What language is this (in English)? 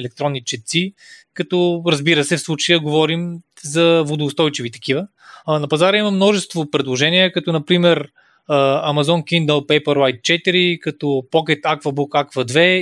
Bulgarian